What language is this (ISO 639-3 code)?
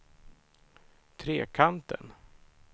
swe